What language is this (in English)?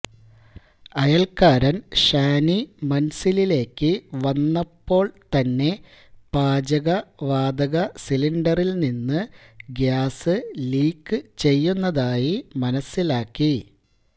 Malayalam